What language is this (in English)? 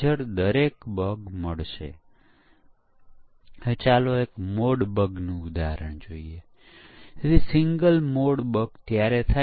Gujarati